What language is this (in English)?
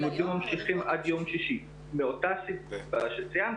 Hebrew